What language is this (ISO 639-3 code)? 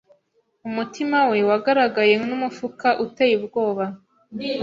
kin